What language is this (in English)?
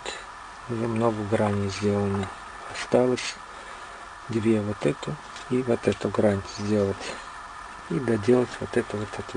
Russian